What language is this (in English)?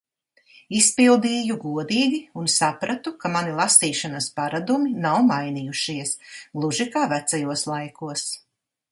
Latvian